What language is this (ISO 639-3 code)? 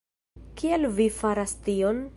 epo